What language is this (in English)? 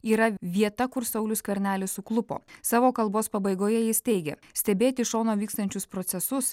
Lithuanian